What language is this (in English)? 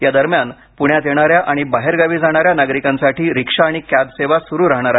Marathi